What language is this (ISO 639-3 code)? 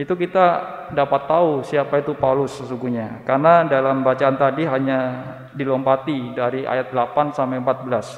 ind